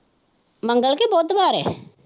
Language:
Punjabi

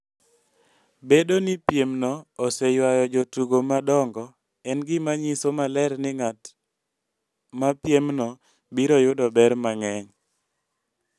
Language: Luo (Kenya and Tanzania)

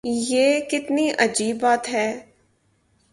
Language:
Urdu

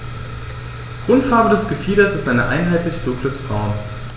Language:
German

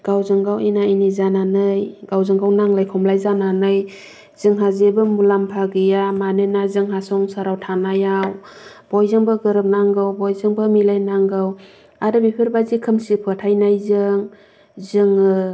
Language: Bodo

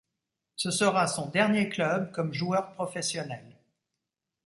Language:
French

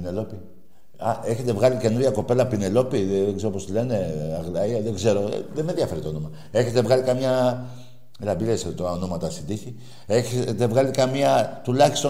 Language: Greek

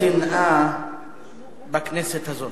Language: Hebrew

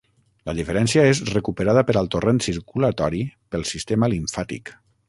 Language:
Catalan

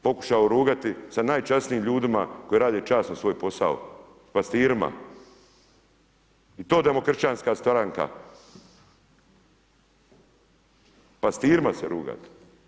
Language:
Croatian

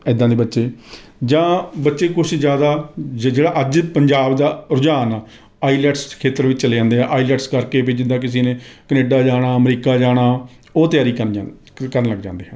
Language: Punjabi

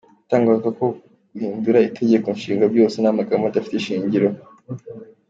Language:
Kinyarwanda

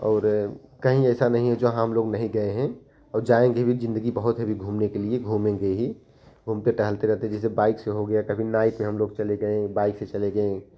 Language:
Hindi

